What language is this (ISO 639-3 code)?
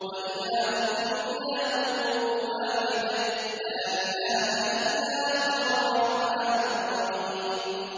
ara